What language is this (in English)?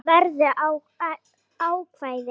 Icelandic